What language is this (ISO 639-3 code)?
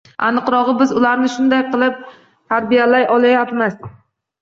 uzb